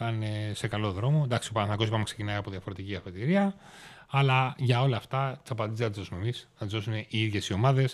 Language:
Greek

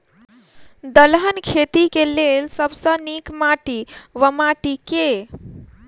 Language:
Maithili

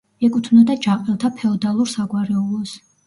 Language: Georgian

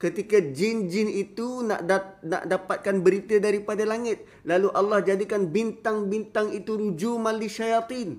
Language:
Malay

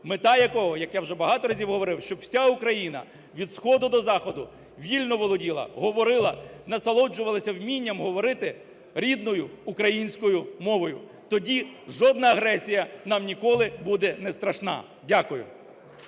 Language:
Ukrainian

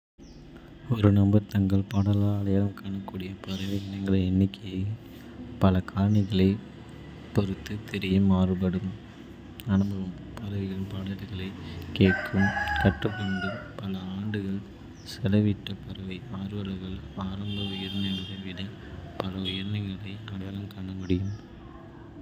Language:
Kota (India)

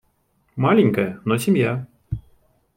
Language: Russian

